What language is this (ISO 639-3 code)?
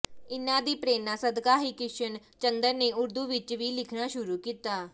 pan